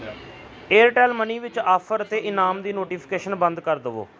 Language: Punjabi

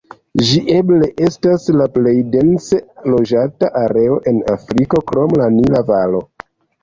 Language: Esperanto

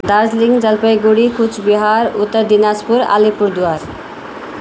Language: Nepali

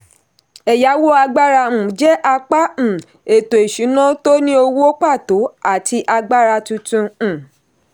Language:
Yoruba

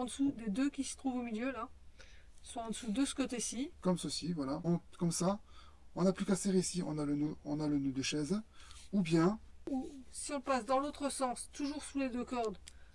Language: French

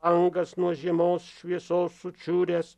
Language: Lithuanian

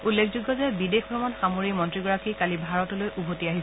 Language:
Assamese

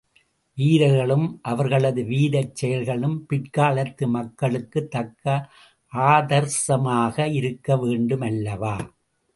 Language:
Tamil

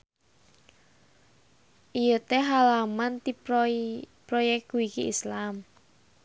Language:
Sundanese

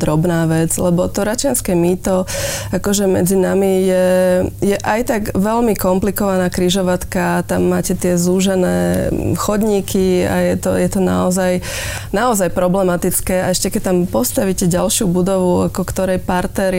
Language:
Slovak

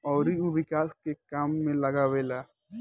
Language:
Bhojpuri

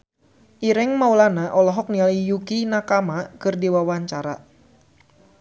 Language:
Sundanese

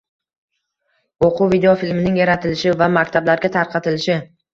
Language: Uzbek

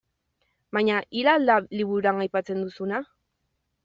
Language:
Basque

